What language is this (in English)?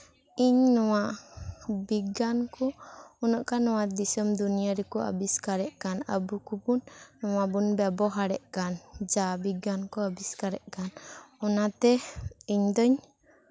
Santali